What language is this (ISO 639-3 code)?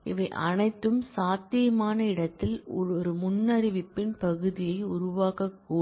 tam